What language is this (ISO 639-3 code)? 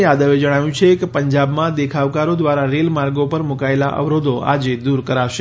guj